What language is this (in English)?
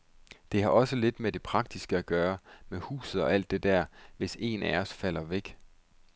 Danish